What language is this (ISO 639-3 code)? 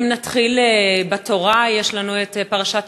heb